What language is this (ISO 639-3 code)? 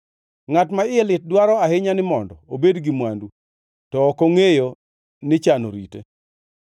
luo